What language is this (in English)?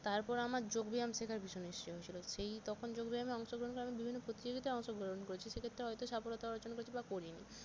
Bangla